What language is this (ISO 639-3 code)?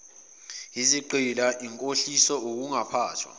zul